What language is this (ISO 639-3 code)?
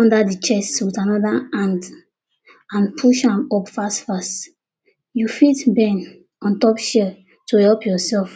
pcm